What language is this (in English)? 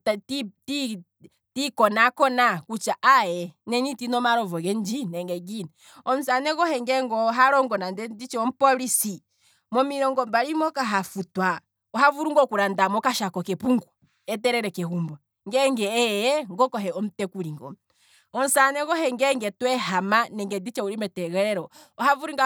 Kwambi